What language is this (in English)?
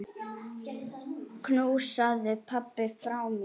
Icelandic